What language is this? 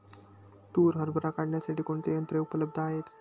Marathi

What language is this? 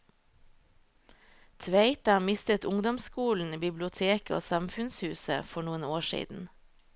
Norwegian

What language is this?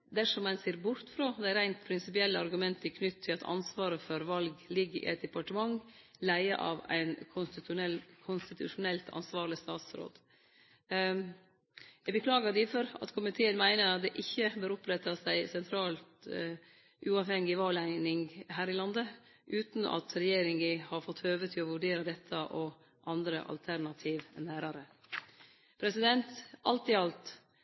Norwegian Nynorsk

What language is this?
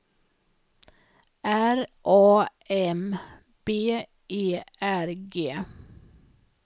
Swedish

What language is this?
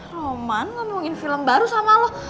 Indonesian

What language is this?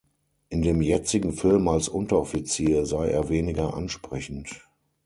German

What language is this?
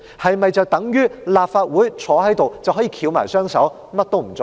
Cantonese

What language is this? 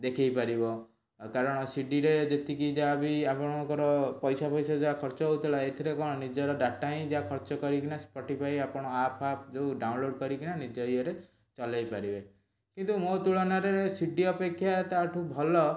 Odia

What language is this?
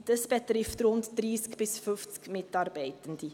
Swiss German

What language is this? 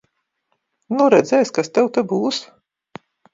Latvian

